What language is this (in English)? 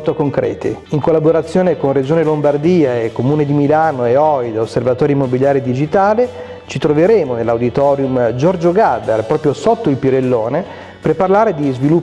Italian